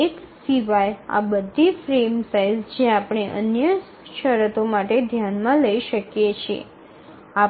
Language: Gujarati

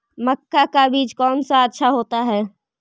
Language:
Magahi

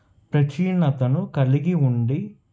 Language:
Telugu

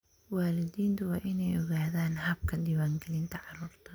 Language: Somali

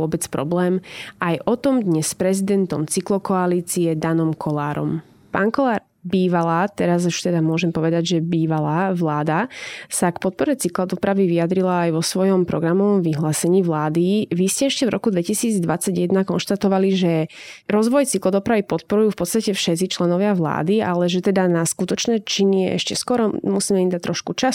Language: Slovak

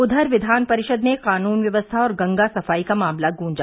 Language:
Hindi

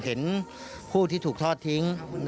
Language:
Thai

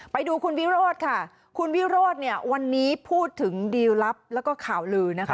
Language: Thai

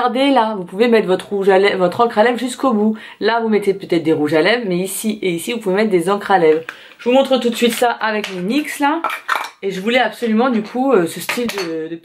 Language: French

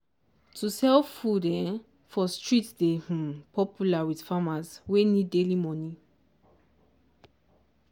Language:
Nigerian Pidgin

